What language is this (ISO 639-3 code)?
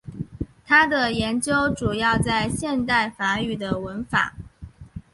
zho